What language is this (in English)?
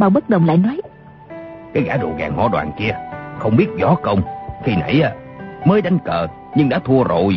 Vietnamese